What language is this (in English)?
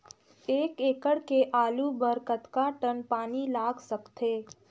Chhattisgarhi